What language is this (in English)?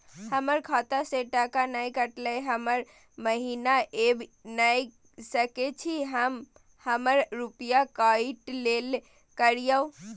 Maithili